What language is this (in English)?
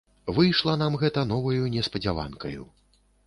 Belarusian